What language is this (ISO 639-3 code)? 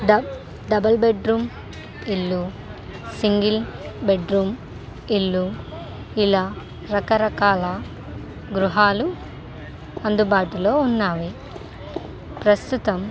tel